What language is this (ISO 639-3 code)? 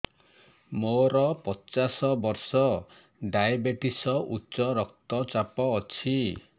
ori